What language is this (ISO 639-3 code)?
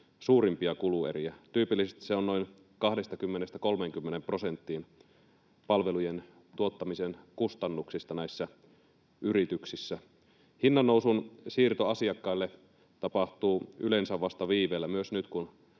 fin